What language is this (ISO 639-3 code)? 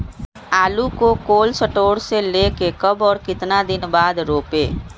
mag